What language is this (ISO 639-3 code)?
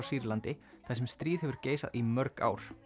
isl